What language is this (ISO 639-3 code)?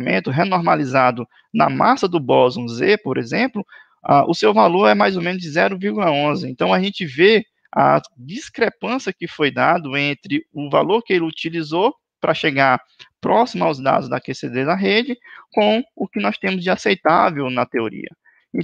por